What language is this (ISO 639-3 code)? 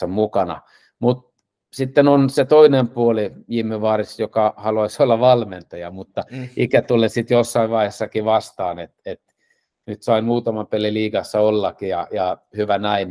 fin